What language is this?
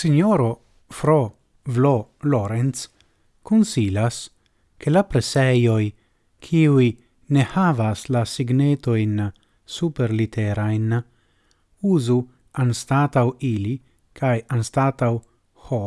Italian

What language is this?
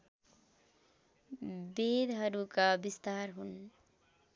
Nepali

